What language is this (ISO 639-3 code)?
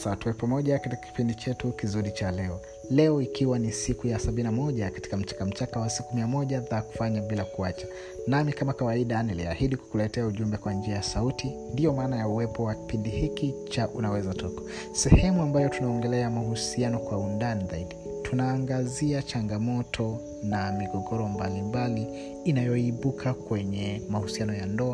swa